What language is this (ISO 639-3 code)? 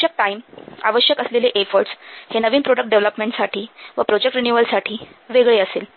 mar